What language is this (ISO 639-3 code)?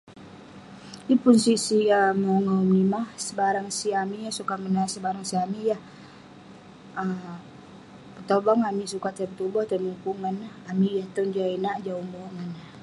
pne